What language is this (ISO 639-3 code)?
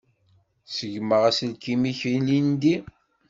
kab